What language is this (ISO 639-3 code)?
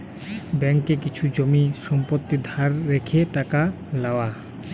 ben